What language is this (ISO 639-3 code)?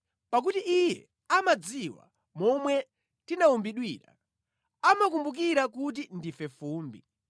nya